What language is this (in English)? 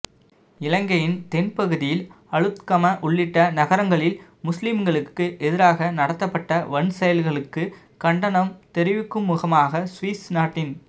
Tamil